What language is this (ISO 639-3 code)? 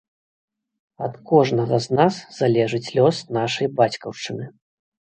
bel